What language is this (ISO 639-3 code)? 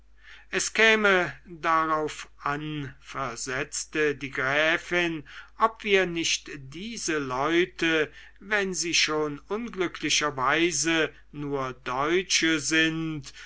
deu